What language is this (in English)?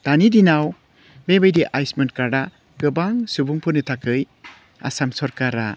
Bodo